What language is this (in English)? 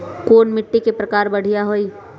Magahi